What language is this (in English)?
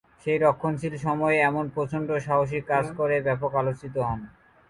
Bangla